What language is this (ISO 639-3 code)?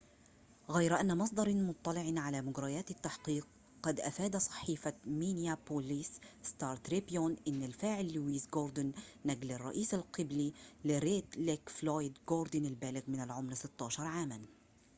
ara